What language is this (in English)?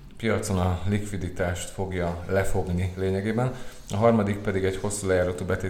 Hungarian